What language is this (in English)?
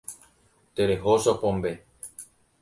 Guarani